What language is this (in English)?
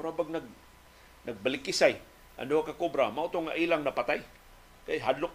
Filipino